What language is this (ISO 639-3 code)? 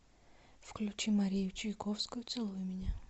rus